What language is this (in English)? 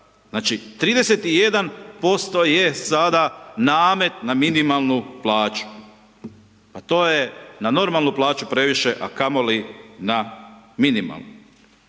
Croatian